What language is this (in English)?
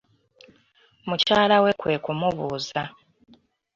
Ganda